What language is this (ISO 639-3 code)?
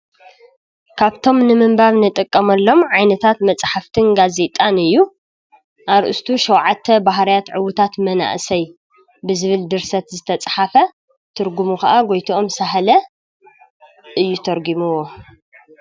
tir